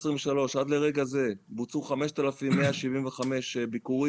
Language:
Hebrew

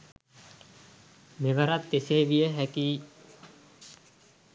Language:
Sinhala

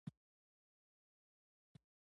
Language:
Pashto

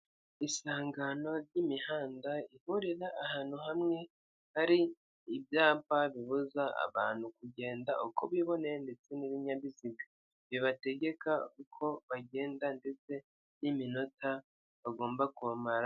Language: Kinyarwanda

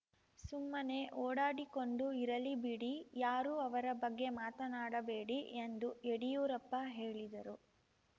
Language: Kannada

